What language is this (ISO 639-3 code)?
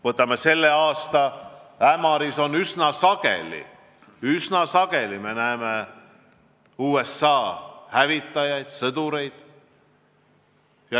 est